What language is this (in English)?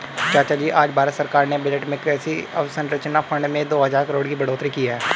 Hindi